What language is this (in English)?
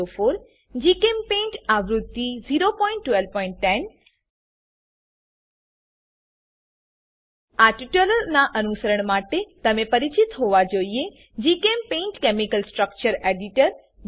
Gujarati